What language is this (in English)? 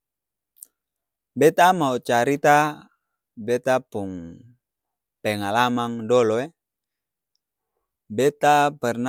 Ambonese Malay